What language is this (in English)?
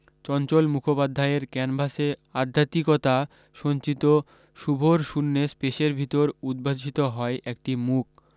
Bangla